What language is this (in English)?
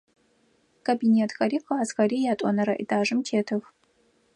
Adyghe